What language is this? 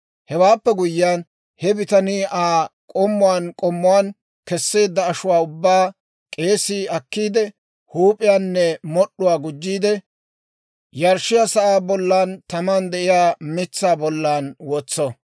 Dawro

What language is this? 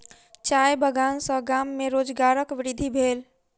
Maithili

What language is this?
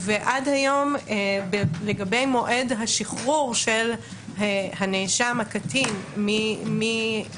Hebrew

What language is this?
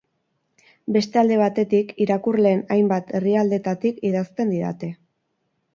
Basque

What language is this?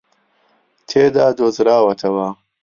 Central Kurdish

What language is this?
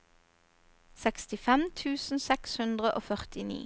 Norwegian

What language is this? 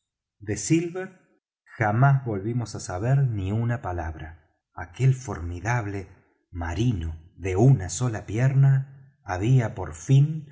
Spanish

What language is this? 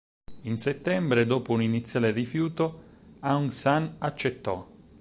Italian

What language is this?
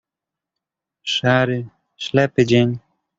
Polish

